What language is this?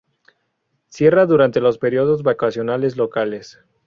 Spanish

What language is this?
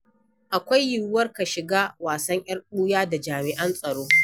Hausa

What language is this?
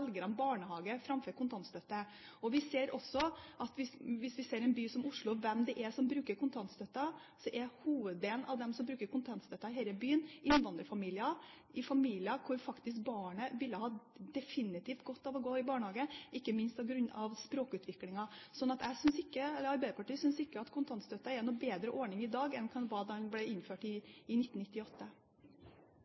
Norwegian Bokmål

